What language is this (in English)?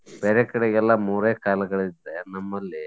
Kannada